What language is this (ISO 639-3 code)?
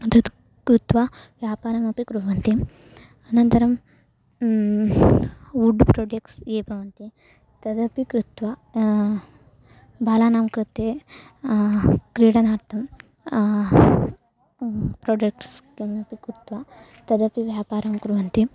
san